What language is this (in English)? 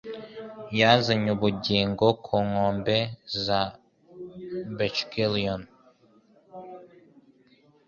Kinyarwanda